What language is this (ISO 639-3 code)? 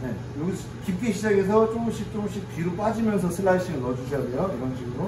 kor